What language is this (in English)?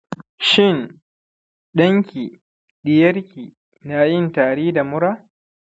Hausa